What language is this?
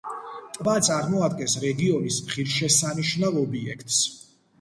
Georgian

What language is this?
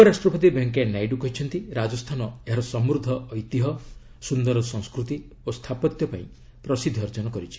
Odia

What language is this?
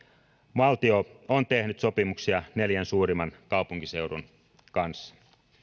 Finnish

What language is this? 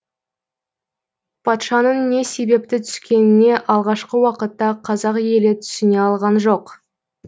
Kazakh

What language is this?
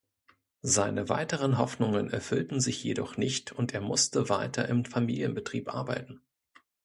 German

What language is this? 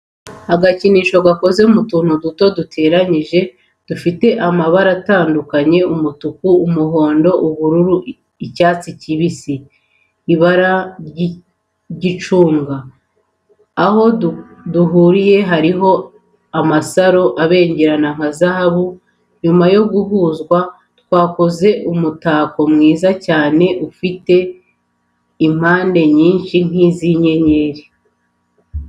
Kinyarwanda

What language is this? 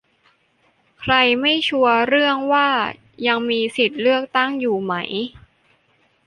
Thai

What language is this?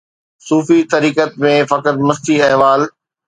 Sindhi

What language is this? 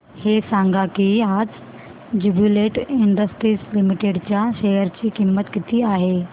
Marathi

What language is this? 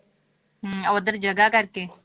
Punjabi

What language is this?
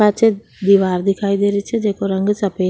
Rajasthani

